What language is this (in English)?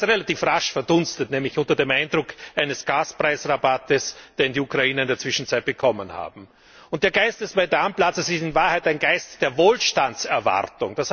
German